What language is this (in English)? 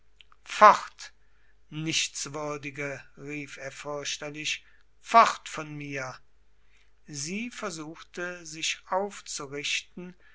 German